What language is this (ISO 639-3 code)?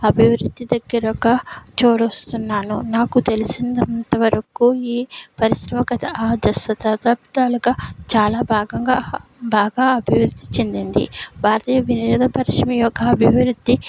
tel